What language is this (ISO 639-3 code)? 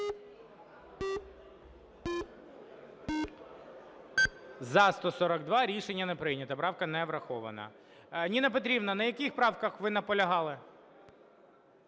ukr